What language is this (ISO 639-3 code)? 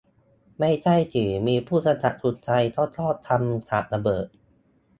tha